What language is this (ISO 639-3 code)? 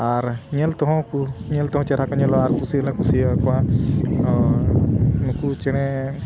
sat